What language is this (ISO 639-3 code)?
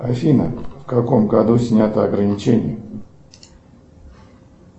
rus